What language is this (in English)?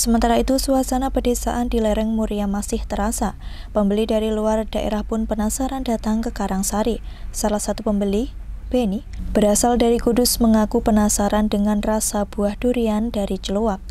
Indonesian